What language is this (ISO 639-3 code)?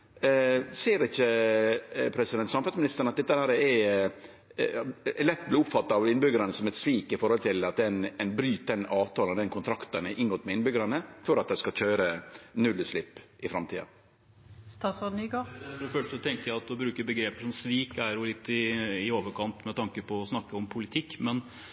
nor